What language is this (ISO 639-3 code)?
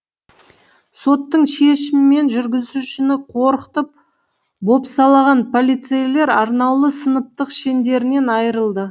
kaz